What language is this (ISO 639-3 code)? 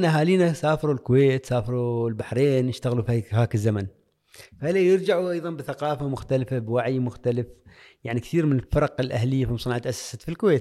ara